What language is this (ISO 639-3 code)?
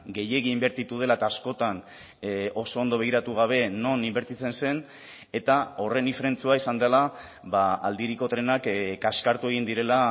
eus